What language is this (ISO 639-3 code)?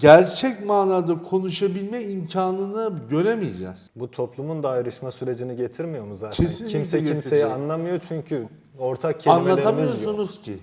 tur